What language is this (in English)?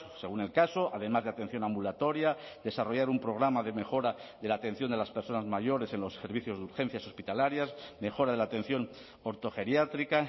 Spanish